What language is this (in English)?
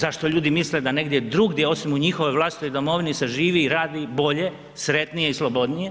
Croatian